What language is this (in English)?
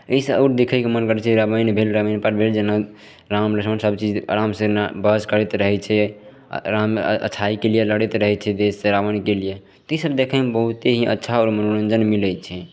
Maithili